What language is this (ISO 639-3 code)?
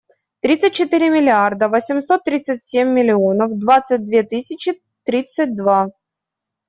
rus